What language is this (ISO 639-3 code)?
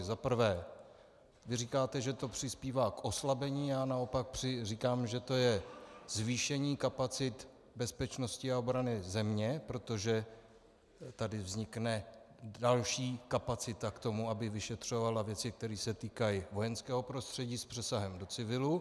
ces